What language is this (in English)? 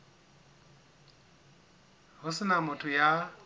Southern Sotho